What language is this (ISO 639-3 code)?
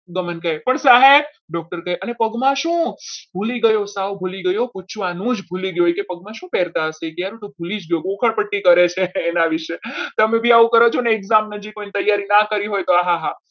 guj